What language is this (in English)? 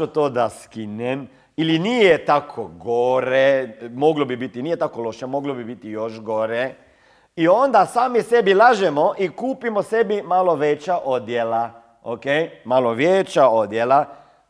Croatian